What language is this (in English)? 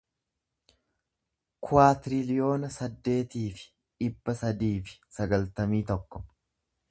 Oromo